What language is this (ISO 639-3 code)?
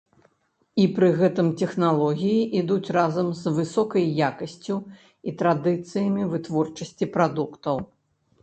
bel